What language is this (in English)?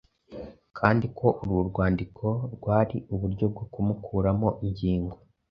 Kinyarwanda